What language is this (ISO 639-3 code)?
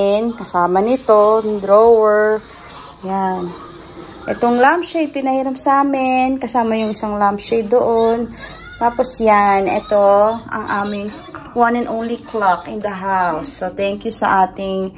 fil